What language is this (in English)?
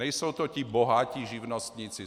Czech